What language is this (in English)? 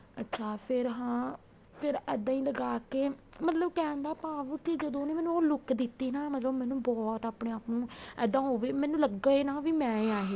Punjabi